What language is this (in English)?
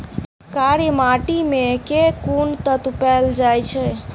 Maithili